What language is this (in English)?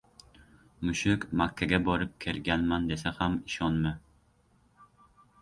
Uzbek